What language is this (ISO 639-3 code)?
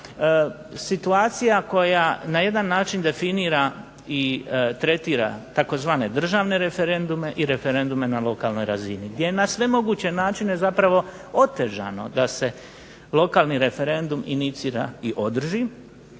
hrv